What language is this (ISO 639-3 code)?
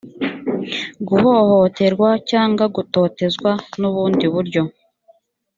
kin